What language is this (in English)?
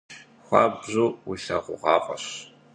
Kabardian